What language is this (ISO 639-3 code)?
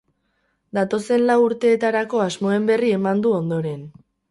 eus